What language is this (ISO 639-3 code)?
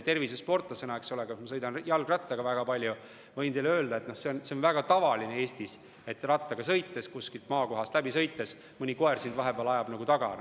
est